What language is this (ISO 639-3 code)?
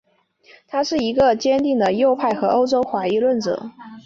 zho